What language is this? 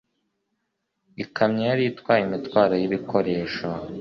Kinyarwanda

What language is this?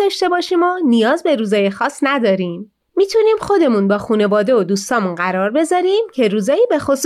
Persian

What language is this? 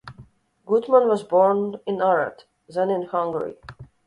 English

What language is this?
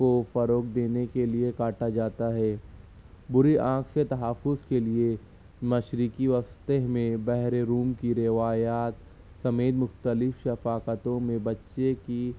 Urdu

